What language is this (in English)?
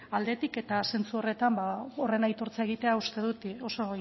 Basque